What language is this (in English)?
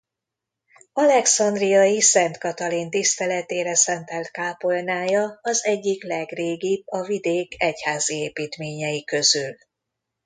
Hungarian